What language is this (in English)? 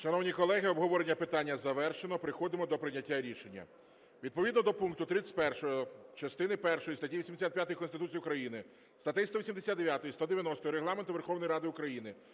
Ukrainian